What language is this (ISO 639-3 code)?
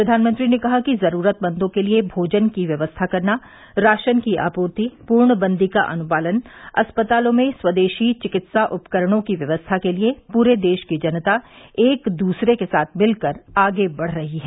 hin